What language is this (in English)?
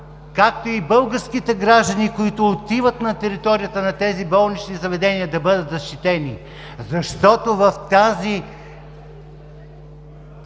Bulgarian